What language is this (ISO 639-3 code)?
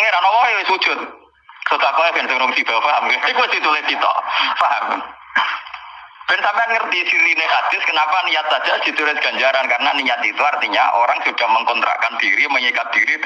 ind